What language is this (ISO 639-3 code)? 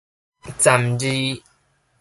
nan